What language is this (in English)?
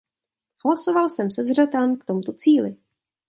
Czech